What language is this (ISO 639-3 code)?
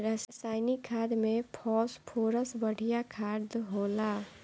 bho